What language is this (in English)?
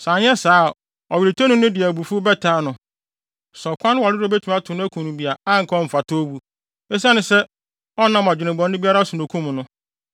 Akan